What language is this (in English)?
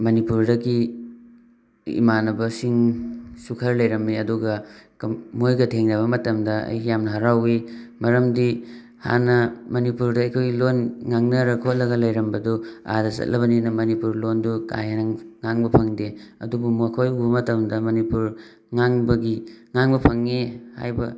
Manipuri